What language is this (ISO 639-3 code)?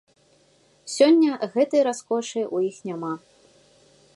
bel